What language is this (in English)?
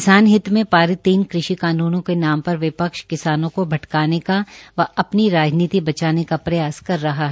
Hindi